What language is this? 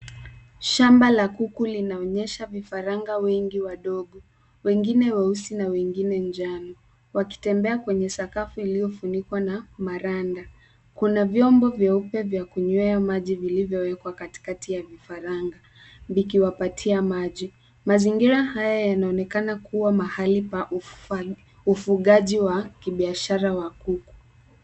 Swahili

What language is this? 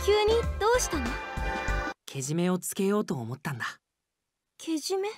Japanese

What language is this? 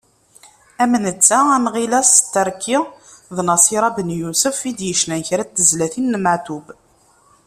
Kabyle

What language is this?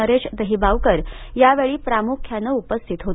Marathi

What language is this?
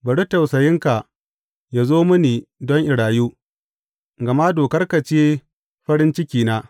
Hausa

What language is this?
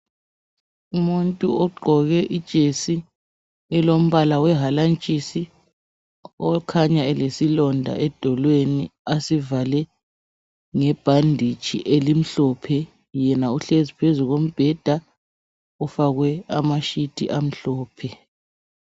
North Ndebele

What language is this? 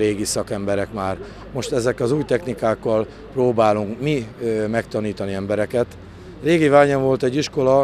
Hungarian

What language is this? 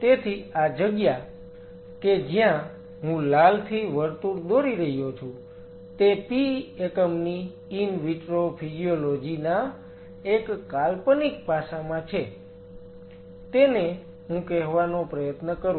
Gujarati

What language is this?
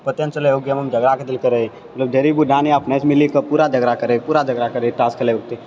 Maithili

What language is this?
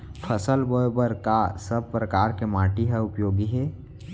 Chhattisgarhi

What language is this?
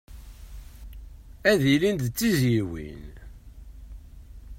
Kabyle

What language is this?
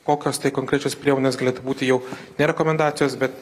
Lithuanian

